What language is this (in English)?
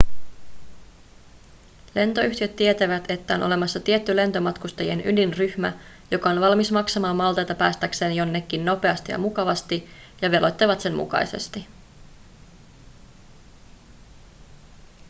Finnish